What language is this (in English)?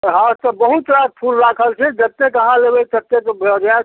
Maithili